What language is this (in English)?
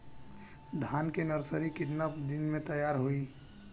Bhojpuri